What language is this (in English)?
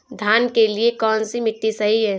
Hindi